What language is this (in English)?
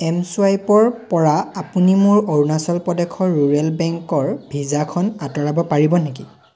Assamese